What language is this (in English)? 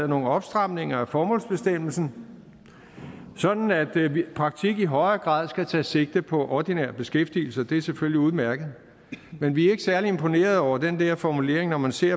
Danish